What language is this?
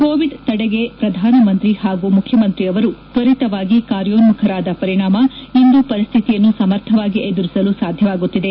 Kannada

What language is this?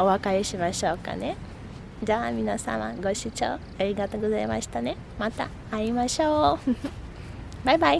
Japanese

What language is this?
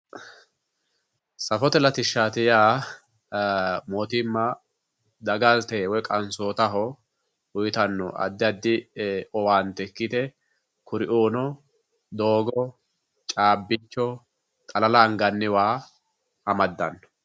Sidamo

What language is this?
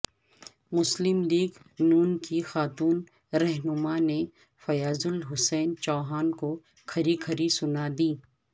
Urdu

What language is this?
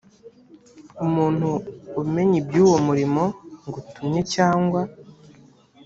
Kinyarwanda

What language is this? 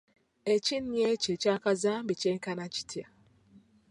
Ganda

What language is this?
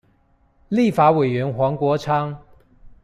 Chinese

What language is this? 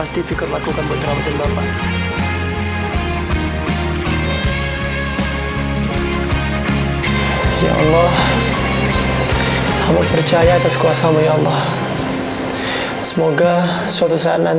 Indonesian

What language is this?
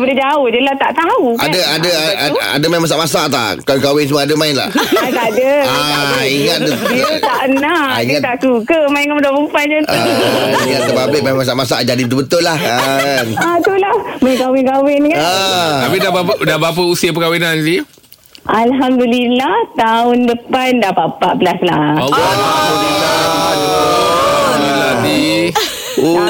Malay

